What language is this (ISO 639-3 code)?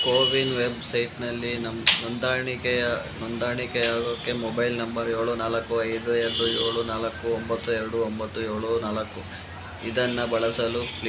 kan